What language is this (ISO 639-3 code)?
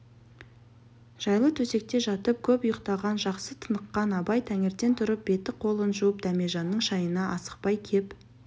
kaz